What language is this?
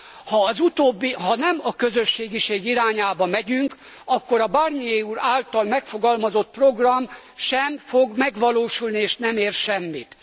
Hungarian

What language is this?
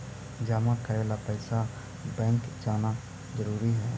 Magahi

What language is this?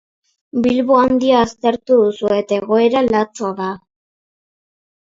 Basque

